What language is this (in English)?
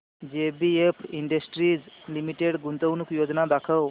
Marathi